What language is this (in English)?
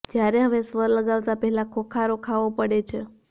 Gujarati